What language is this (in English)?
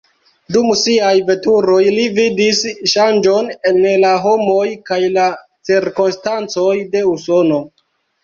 Esperanto